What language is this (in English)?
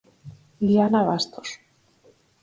Galician